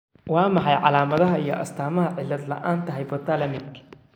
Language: Somali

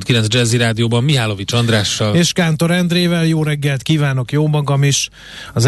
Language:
Hungarian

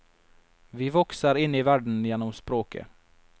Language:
Norwegian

